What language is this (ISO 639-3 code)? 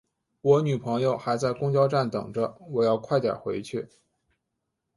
zho